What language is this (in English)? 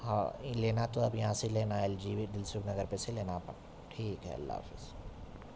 Urdu